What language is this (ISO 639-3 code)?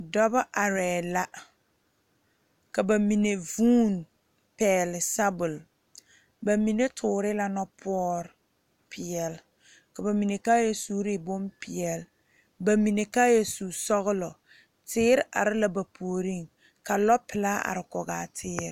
dga